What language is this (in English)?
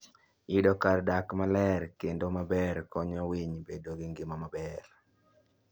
Luo (Kenya and Tanzania)